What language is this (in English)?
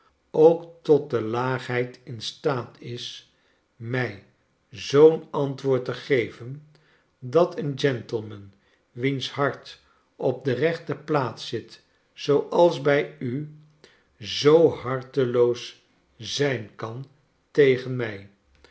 Dutch